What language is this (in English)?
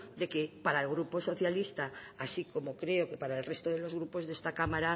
Spanish